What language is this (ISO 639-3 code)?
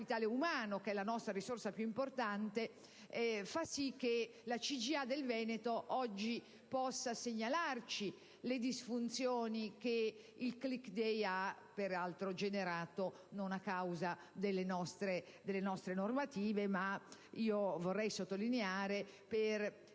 ita